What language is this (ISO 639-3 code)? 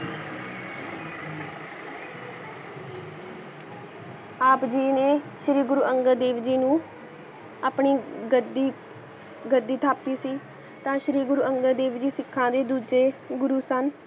pan